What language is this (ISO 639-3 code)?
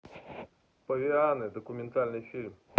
rus